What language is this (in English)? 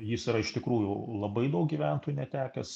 Lithuanian